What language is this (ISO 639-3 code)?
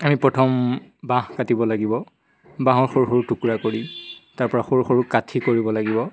asm